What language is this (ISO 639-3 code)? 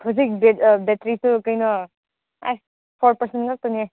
mni